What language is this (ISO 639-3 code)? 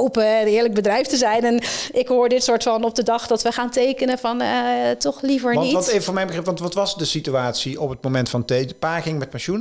nld